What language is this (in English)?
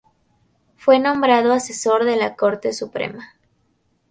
Spanish